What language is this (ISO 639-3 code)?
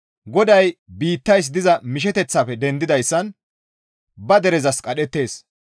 gmv